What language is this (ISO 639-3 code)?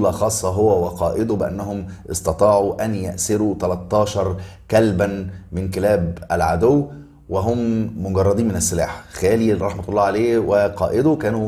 ara